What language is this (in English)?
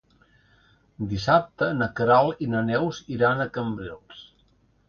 Catalan